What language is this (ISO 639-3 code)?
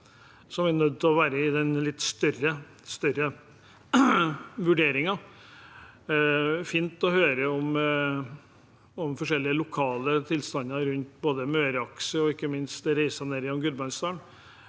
nor